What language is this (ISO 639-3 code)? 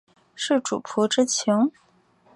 zho